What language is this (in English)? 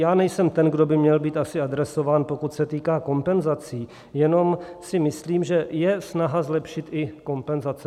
Czech